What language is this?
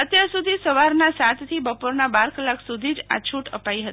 Gujarati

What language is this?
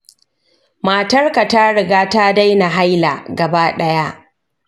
Hausa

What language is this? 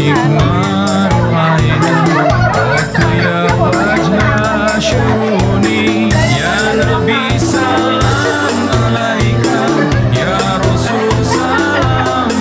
Indonesian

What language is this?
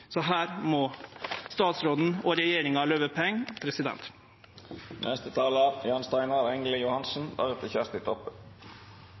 Norwegian Nynorsk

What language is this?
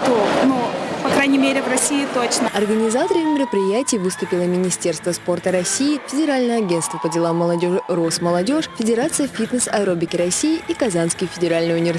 Russian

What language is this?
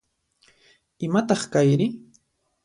Puno Quechua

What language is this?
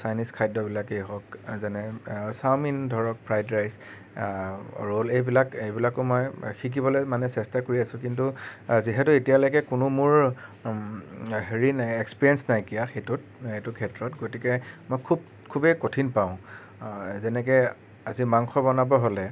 Assamese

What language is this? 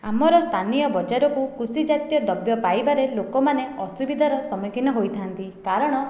Odia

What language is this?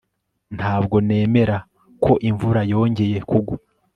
Kinyarwanda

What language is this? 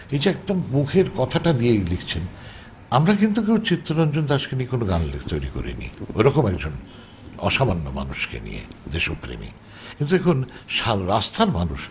Bangla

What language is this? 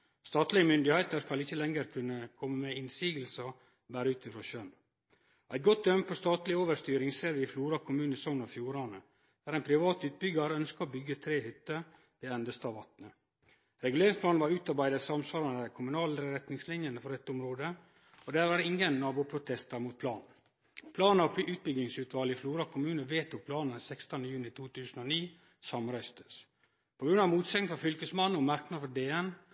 Norwegian Nynorsk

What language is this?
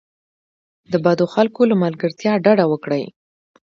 Pashto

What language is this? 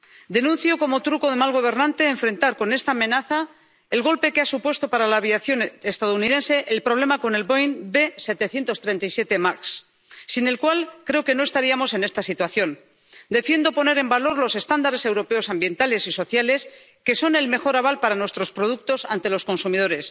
Spanish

